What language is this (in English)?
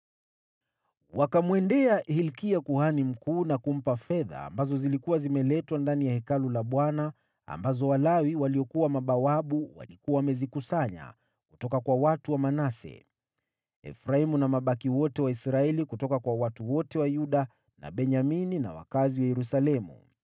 Swahili